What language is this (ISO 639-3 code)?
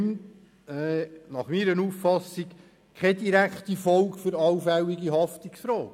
gsw